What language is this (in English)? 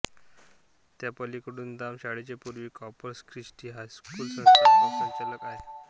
Marathi